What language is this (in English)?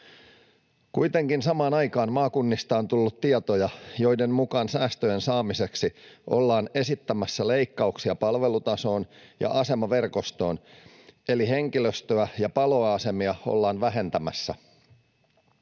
Finnish